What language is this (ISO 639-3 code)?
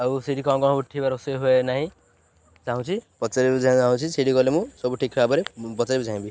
ori